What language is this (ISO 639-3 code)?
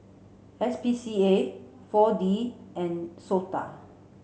eng